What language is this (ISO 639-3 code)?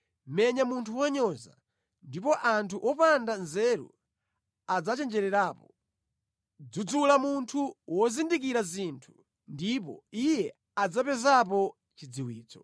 nya